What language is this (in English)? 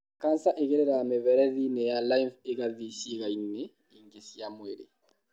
Kikuyu